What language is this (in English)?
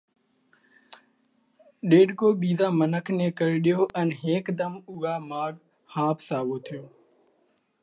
Parkari Koli